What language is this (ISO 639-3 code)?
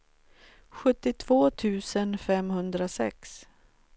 swe